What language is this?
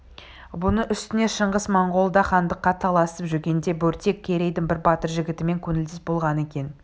Kazakh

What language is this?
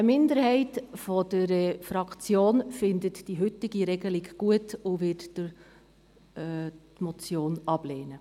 Swiss German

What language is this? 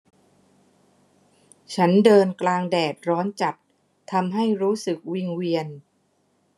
Thai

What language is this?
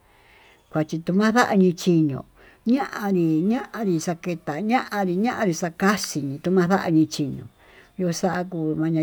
Tututepec Mixtec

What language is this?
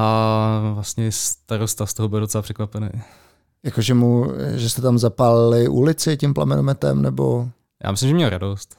Czech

